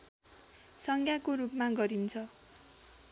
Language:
Nepali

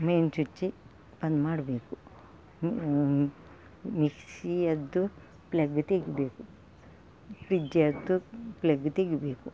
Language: Kannada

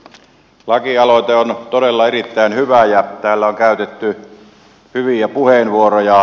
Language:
Finnish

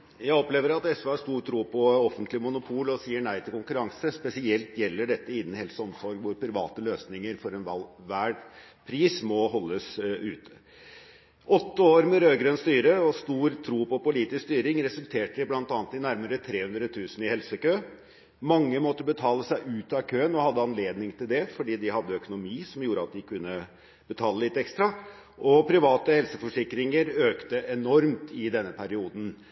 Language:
Norwegian Bokmål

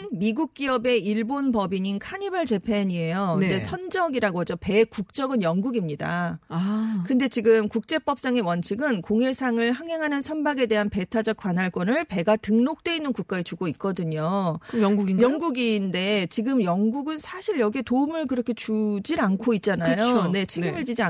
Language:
Korean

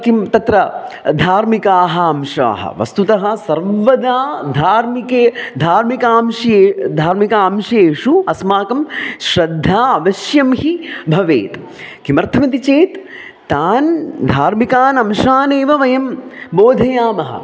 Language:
Sanskrit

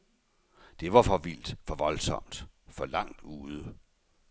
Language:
Danish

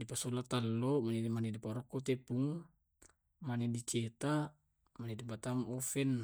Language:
Tae'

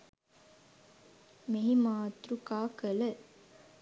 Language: Sinhala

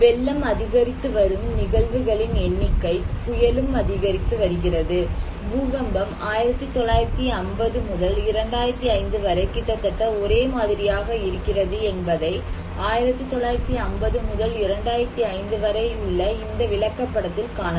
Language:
Tamil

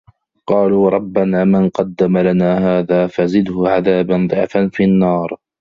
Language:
Arabic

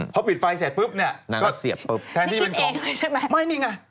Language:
Thai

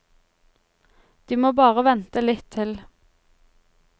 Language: Norwegian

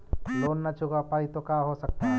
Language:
Magahi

